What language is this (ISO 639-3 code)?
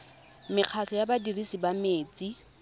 tsn